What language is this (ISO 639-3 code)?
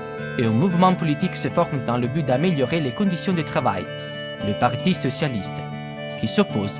fra